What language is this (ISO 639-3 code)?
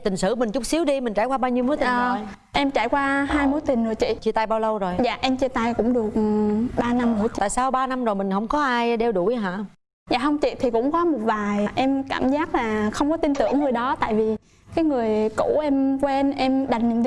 vie